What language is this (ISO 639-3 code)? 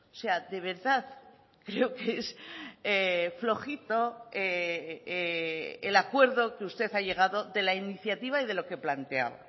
spa